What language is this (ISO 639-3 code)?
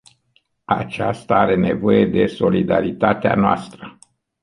ron